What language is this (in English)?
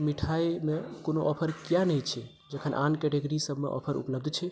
Maithili